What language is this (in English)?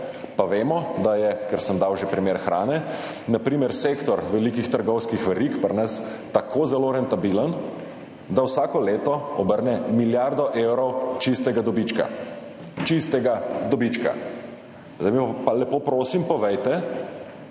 Slovenian